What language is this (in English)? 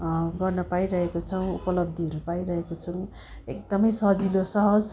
Nepali